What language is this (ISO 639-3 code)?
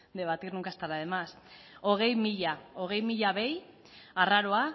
eus